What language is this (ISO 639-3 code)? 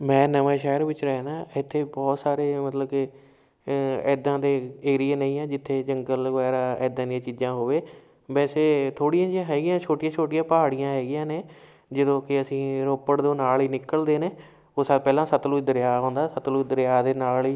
pan